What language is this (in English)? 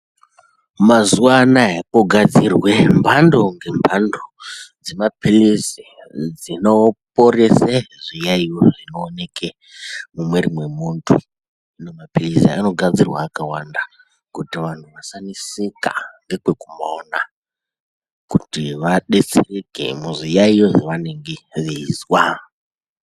Ndau